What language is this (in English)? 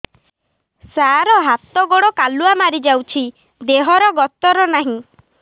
Odia